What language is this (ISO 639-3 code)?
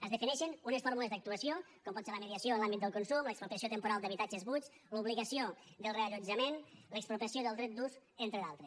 cat